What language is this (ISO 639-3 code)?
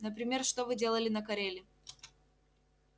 rus